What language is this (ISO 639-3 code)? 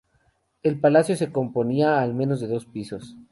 spa